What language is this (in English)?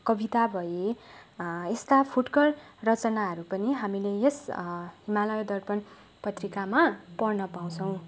Nepali